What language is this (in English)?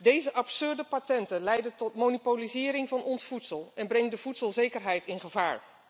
Dutch